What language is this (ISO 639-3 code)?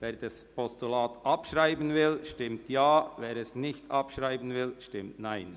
gsw